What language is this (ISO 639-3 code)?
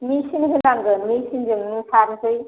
brx